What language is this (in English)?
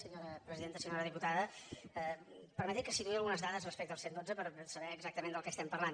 Catalan